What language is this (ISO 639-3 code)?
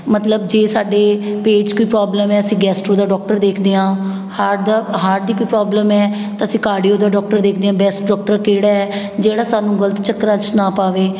pan